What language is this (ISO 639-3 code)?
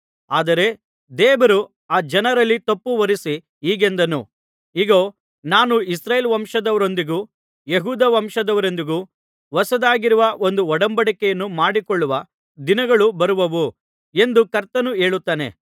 kan